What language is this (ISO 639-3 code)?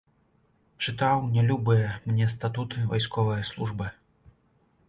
bel